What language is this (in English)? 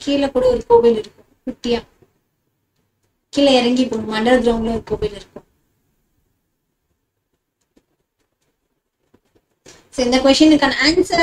Indonesian